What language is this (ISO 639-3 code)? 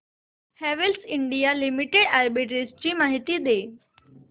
mar